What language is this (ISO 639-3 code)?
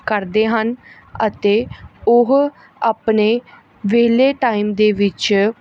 pan